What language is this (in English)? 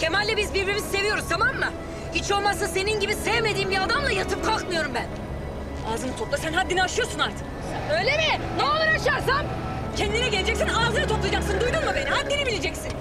Turkish